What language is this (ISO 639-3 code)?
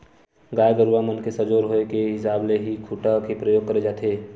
hne